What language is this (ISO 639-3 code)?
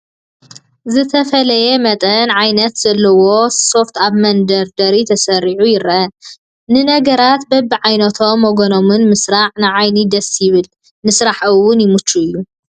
tir